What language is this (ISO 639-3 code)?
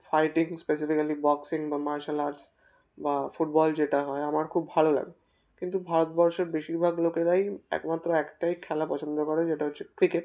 ben